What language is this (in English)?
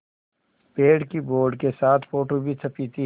Hindi